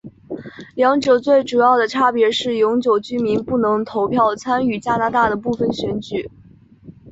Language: Chinese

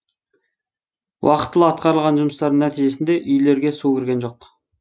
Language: Kazakh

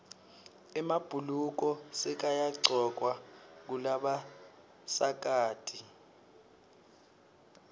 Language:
Swati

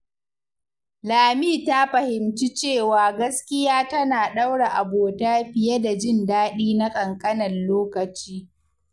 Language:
Hausa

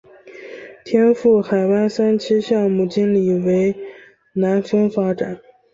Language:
Chinese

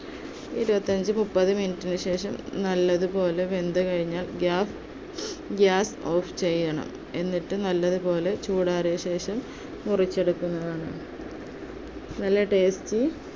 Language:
Malayalam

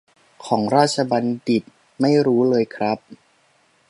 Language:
Thai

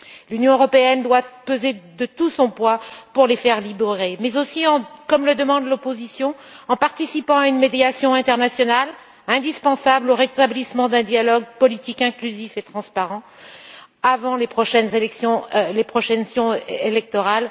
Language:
French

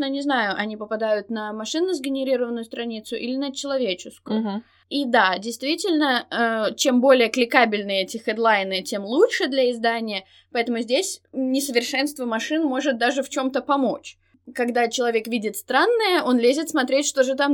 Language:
Russian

